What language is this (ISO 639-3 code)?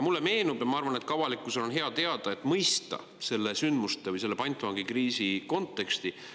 est